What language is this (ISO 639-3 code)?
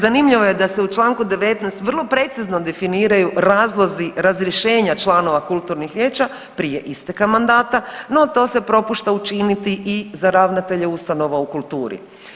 hrv